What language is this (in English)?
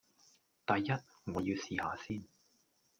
Cantonese